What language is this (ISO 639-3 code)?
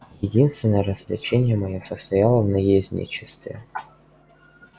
rus